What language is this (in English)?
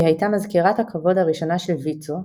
Hebrew